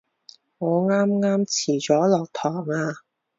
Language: Cantonese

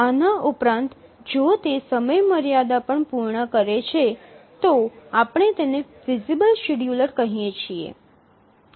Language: Gujarati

